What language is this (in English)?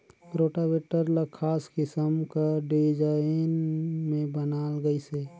Chhattisgarhi